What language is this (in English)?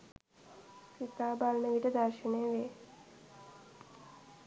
Sinhala